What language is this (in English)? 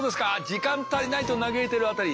Japanese